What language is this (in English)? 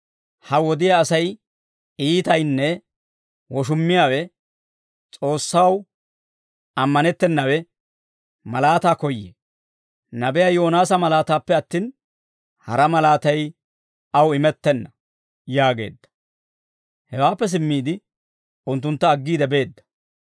Dawro